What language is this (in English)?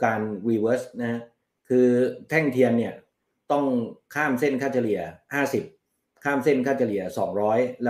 Thai